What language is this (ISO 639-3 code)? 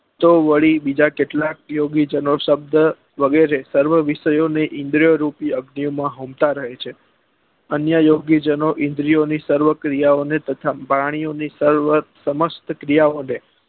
guj